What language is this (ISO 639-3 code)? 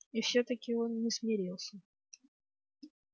rus